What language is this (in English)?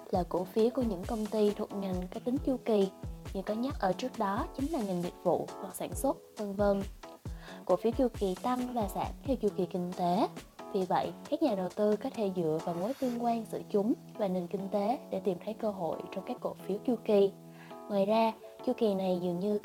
Vietnamese